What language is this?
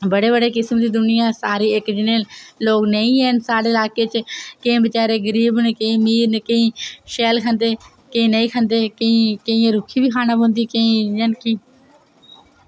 Dogri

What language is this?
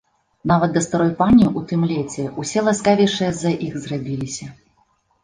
Belarusian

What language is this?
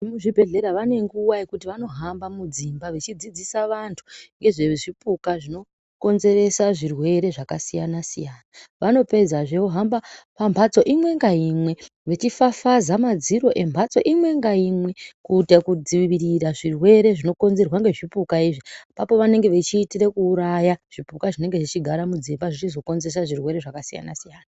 Ndau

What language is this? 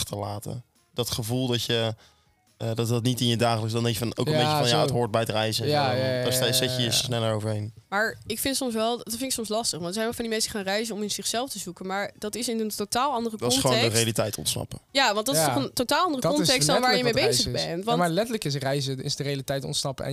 Dutch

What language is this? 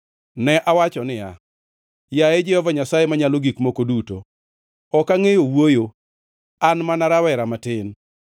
Luo (Kenya and Tanzania)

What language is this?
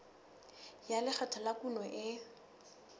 Southern Sotho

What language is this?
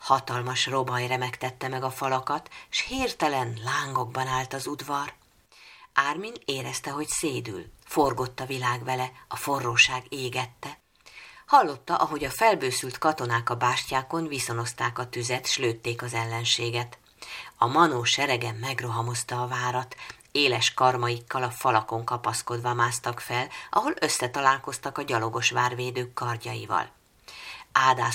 Hungarian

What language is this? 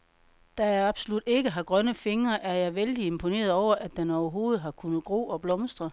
Danish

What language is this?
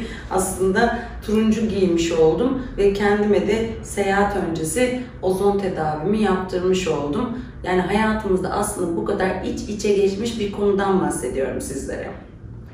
Turkish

